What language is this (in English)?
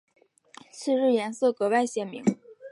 Chinese